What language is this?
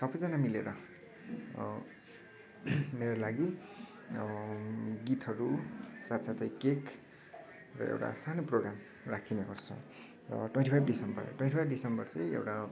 Nepali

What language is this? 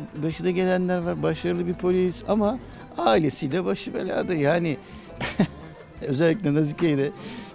Turkish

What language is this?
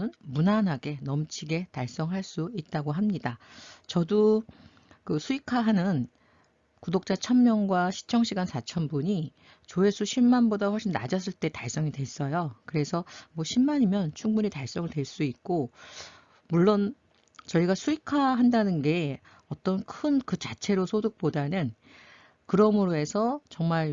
Korean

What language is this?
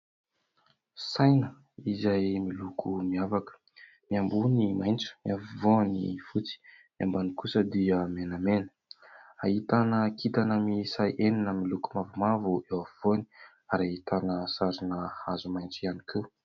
Malagasy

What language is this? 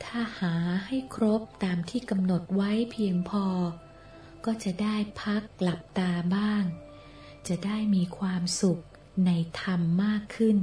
Thai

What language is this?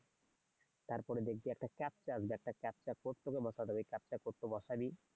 Bangla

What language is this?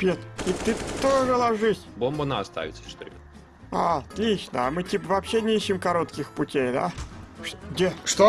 Russian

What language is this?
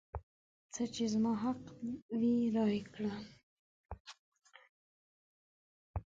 Pashto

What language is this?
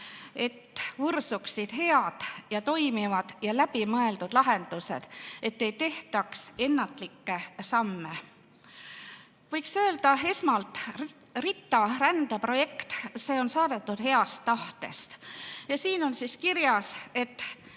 Estonian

